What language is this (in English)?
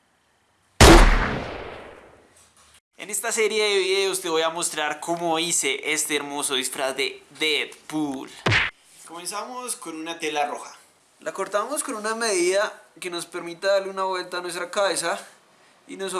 Spanish